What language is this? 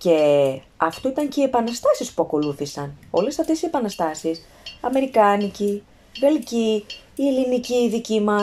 Greek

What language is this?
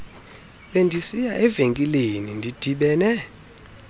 Xhosa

